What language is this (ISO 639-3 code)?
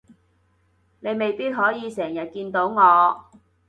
yue